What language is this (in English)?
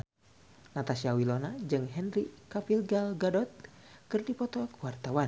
Sundanese